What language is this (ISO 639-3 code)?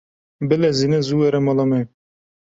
kur